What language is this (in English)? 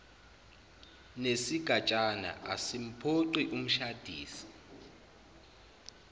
Zulu